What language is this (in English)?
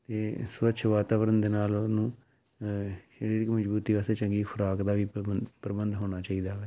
Punjabi